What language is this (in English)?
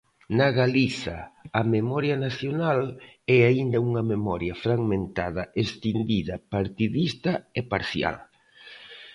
Galician